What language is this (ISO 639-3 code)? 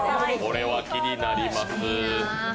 jpn